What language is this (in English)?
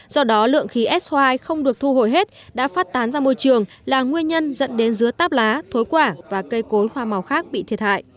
Vietnamese